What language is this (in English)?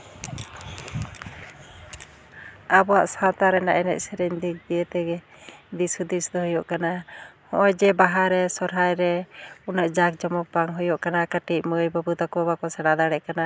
Santali